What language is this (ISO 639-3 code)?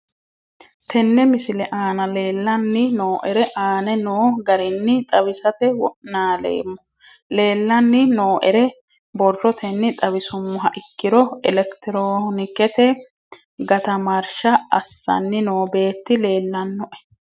sid